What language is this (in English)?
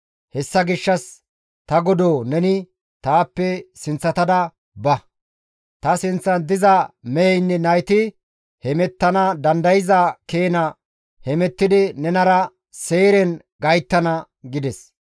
Gamo